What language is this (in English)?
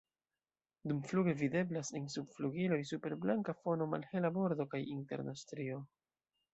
Esperanto